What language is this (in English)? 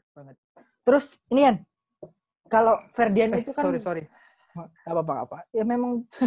Indonesian